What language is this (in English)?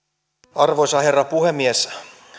Finnish